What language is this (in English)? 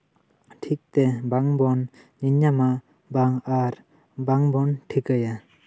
Santali